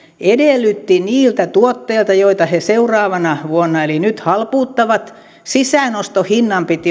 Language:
Finnish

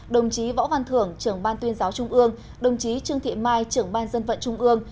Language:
Vietnamese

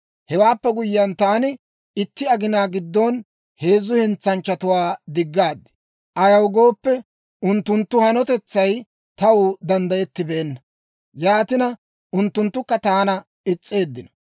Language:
Dawro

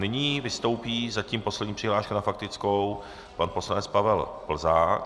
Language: Czech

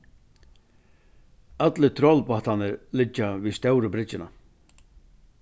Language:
Faroese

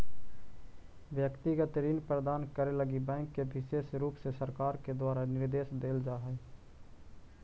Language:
Magahi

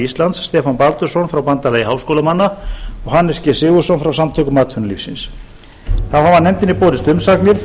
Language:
Icelandic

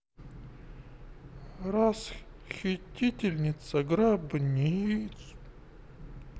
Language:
Russian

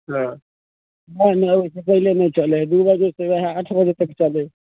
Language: Maithili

